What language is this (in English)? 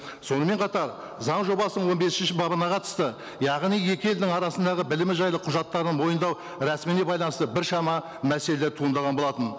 Kazakh